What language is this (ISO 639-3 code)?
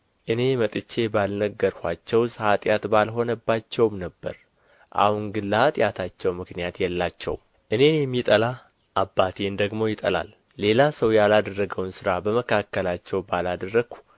amh